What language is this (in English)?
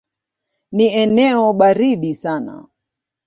Swahili